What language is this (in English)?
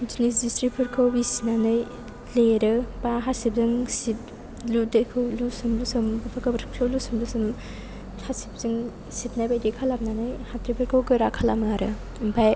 Bodo